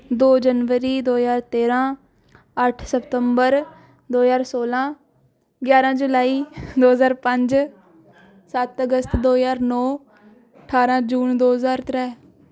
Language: Dogri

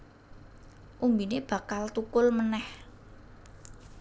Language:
Javanese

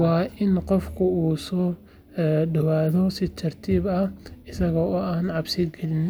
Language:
Somali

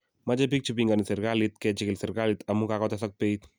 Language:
Kalenjin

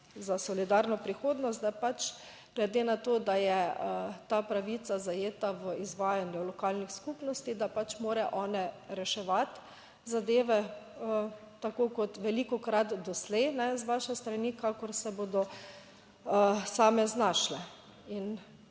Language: Slovenian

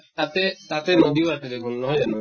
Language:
Assamese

